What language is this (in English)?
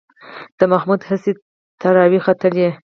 Pashto